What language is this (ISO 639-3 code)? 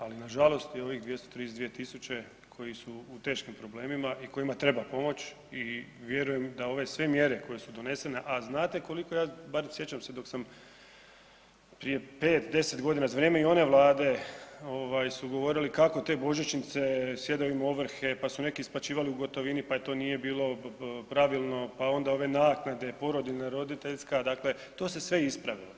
hrv